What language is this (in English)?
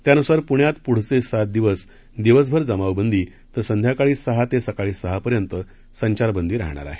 Marathi